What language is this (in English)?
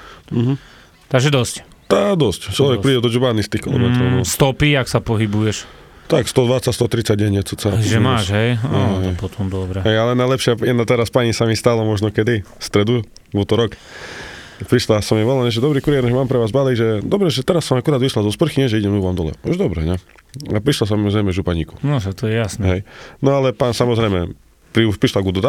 Slovak